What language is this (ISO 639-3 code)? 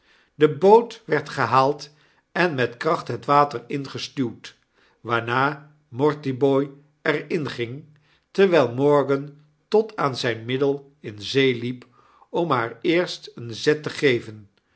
nld